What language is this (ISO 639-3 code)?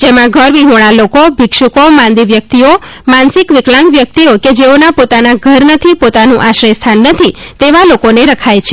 guj